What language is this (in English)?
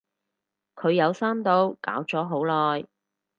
Cantonese